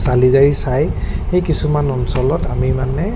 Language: Assamese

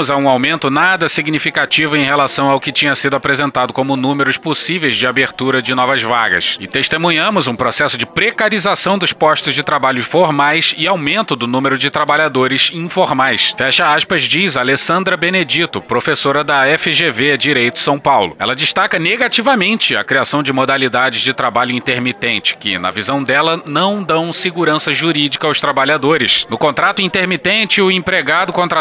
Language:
Portuguese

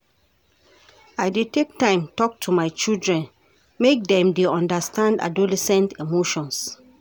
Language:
Nigerian Pidgin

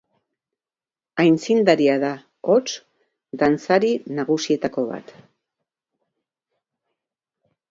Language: Basque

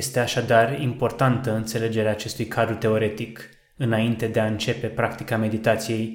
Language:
Romanian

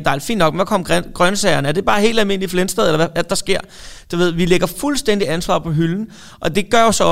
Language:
Danish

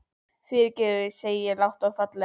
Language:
Icelandic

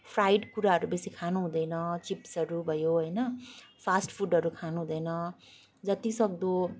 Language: Nepali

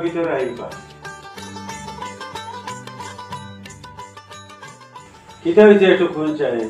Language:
English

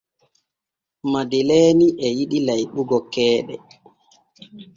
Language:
Borgu Fulfulde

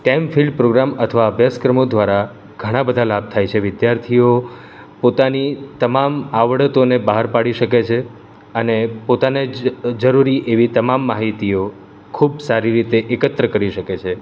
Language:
Gujarati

